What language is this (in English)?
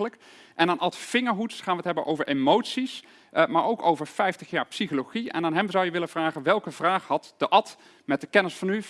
Dutch